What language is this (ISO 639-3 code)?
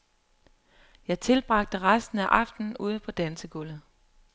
dan